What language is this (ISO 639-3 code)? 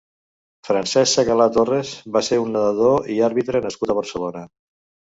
cat